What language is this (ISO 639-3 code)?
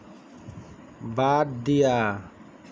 asm